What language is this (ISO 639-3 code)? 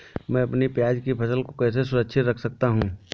hin